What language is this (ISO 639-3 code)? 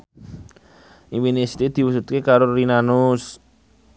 jav